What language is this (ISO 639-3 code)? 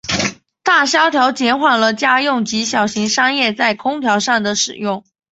zho